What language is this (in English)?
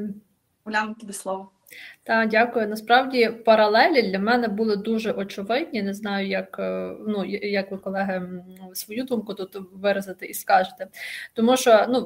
Ukrainian